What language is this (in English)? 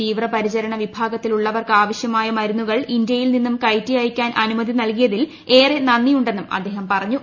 Malayalam